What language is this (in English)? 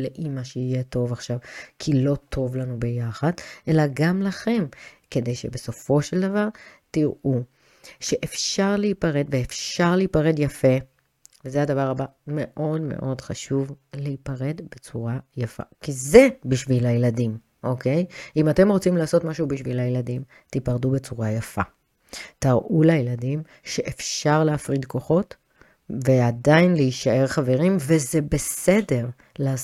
Hebrew